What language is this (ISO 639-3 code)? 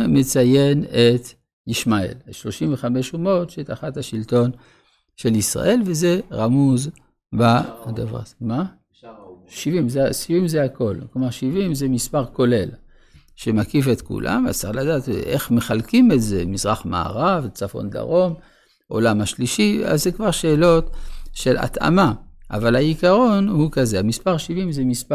heb